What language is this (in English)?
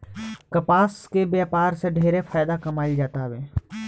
Bhojpuri